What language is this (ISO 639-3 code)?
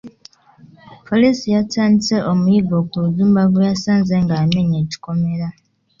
lug